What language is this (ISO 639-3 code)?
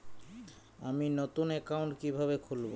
ben